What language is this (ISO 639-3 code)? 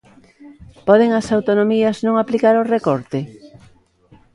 glg